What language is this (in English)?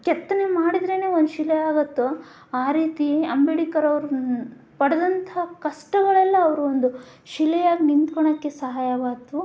Kannada